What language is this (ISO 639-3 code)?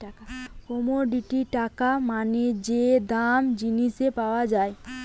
ben